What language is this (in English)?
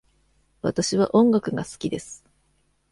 Japanese